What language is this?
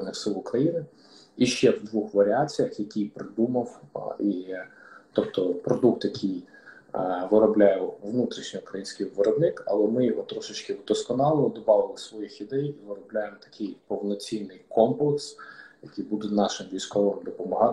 Ukrainian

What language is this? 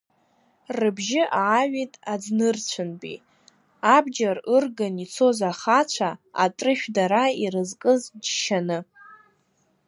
Abkhazian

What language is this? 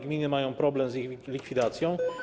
Polish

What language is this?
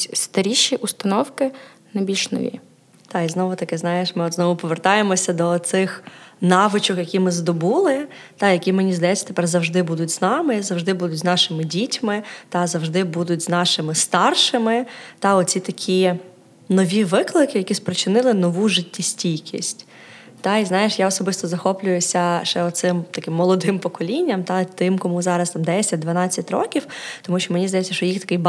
Ukrainian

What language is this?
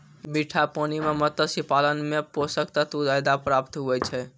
Maithili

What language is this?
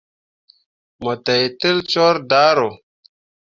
Mundang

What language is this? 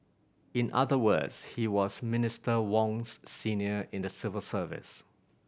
English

